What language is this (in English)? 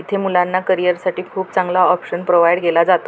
Marathi